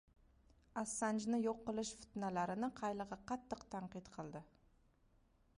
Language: Uzbek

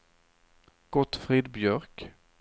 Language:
Swedish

